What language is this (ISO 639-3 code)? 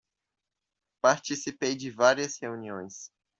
por